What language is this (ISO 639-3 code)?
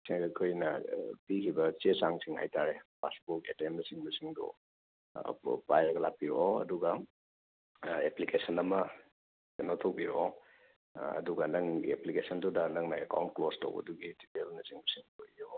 mni